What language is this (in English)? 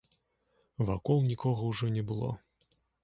Belarusian